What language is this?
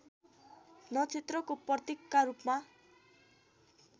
Nepali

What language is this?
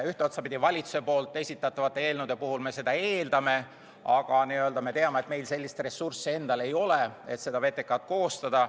Estonian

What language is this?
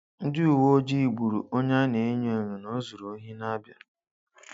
Igbo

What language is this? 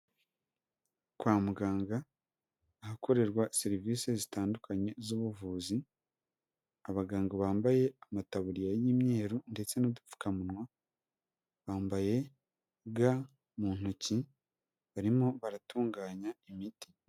Kinyarwanda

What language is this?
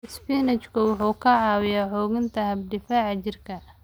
Somali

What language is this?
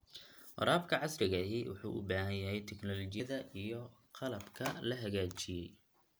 Somali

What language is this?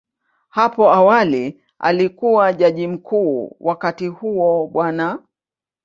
Swahili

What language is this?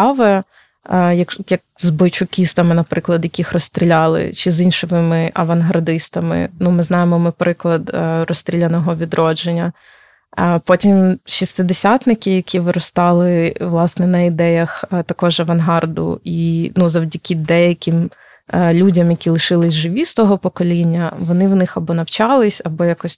Ukrainian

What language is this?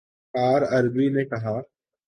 Urdu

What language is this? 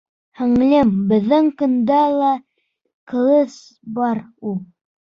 Bashkir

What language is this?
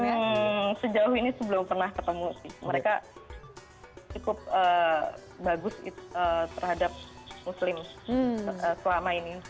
Indonesian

